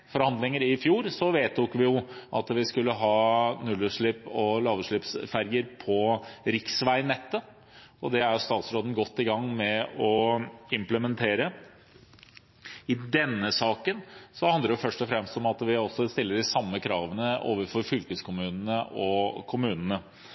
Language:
Norwegian Bokmål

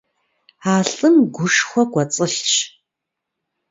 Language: Kabardian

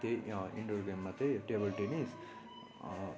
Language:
Nepali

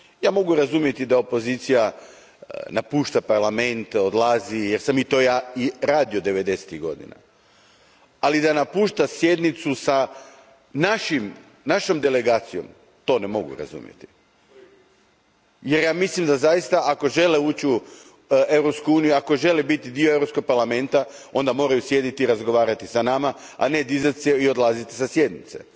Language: Croatian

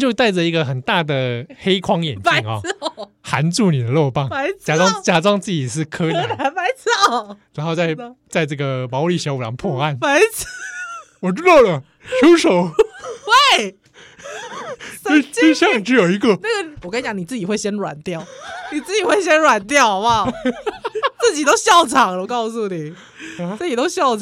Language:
Chinese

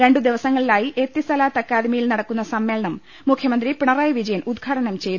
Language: Malayalam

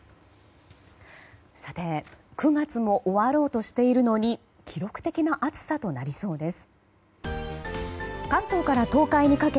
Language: Japanese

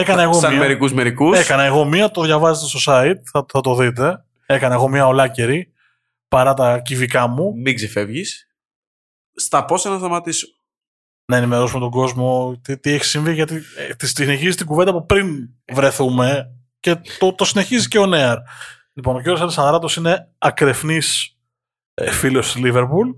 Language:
Greek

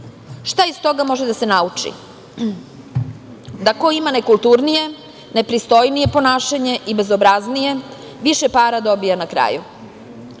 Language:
Serbian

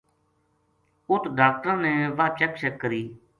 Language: Gujari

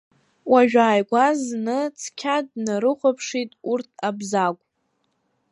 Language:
Abkhazian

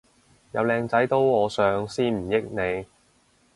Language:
Cantonese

